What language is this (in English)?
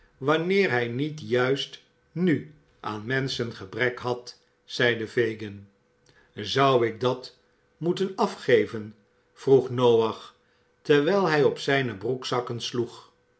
Dutch